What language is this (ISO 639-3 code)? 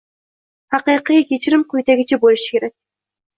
uzb